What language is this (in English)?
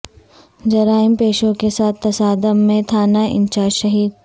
Urdu